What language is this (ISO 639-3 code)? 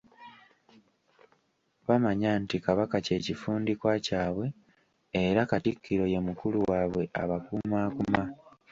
lug